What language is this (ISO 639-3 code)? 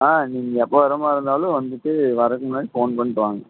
tam